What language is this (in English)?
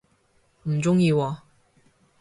Cantonese